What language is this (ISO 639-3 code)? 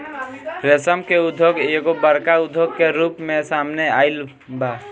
bho